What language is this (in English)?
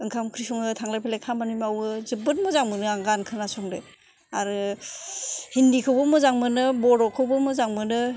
Bodo